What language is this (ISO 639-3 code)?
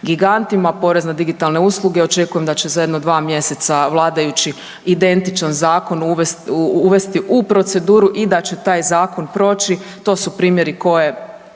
hrv